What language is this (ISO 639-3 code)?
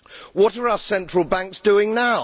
eng